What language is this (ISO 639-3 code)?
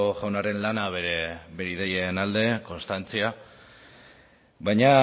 eus